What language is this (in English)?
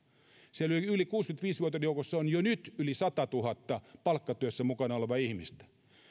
Finnish